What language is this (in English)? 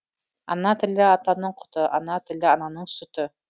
Kazakh